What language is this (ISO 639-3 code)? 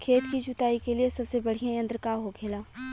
bho